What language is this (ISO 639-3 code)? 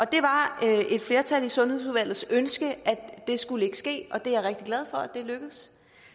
dan